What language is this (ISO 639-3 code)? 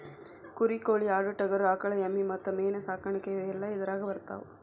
kan